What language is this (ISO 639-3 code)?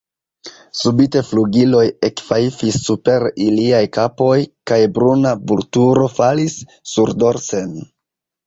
epo